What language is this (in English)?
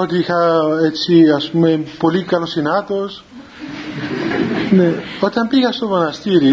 Greek